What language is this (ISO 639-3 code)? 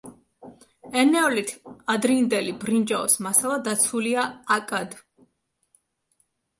kat